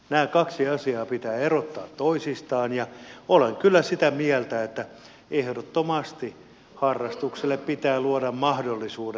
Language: Finnish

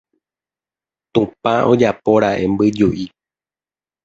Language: Guarani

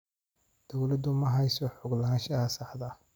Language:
Somali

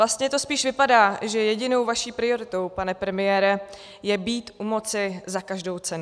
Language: Czech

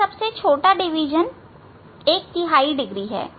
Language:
Hindi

